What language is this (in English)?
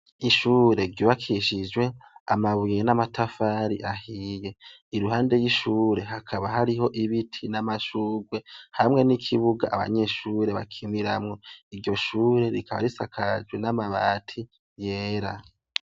Rundi